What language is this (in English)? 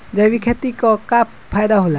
Bhojpuri